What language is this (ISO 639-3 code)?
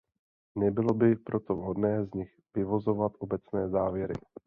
ces